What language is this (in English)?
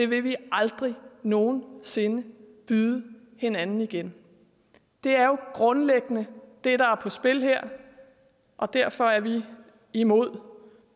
Danish